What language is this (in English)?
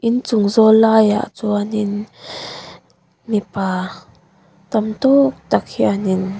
Mizo